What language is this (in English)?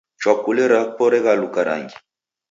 Taita